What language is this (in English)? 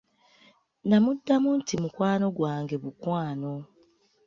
Ganda